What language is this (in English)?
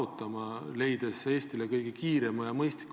Estonian